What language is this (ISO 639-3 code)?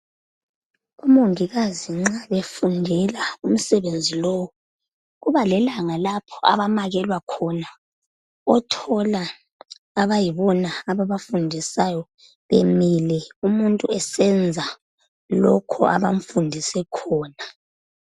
nde